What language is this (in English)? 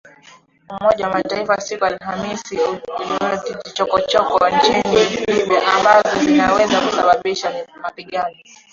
Swahili